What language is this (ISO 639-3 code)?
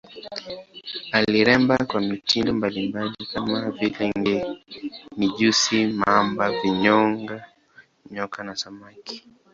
swa